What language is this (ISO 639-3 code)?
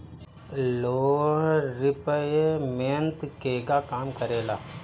bho